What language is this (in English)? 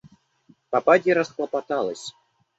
Russian